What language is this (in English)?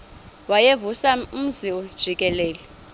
Xhosa